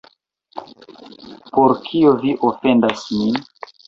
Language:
Esperanto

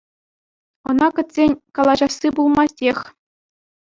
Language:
Chuvash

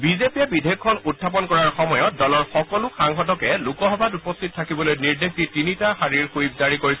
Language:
Assamese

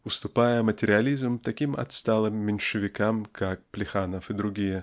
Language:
Russian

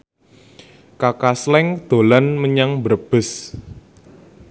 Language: Javanese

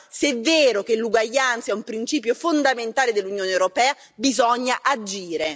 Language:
Italian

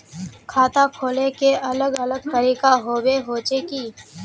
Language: Magahi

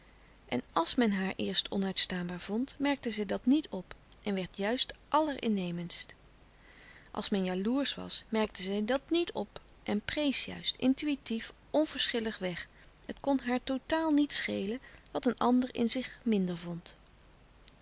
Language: Dutch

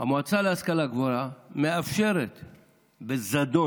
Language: Hebrew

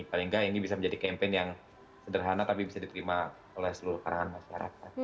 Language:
Indonesian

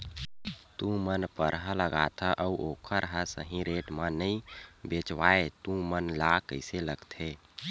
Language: Chhattisgarhi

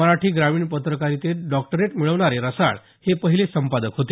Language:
Marathi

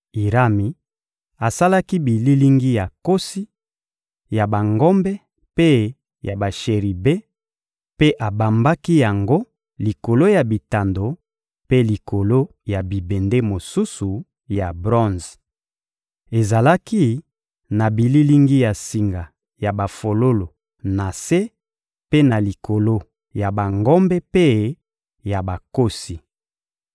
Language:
Lingala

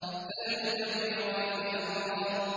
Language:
Arabic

